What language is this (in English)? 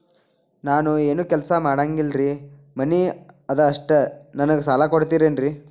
Kannada